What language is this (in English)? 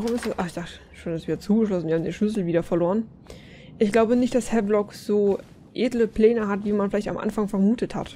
German